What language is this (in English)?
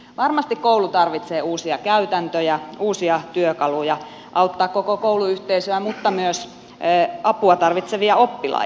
Finnish